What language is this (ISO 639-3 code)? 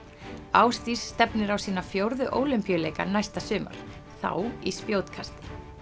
isl